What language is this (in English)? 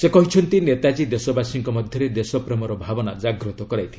Odia